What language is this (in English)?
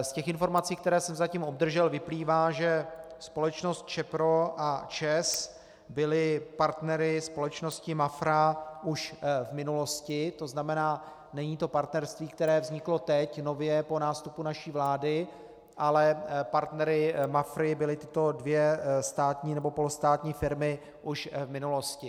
Czech